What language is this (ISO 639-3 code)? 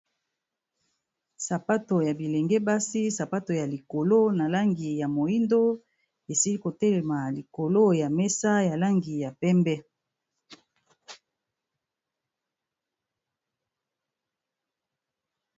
lin